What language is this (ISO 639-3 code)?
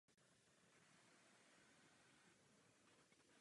ces